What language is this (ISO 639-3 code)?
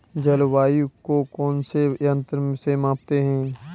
hin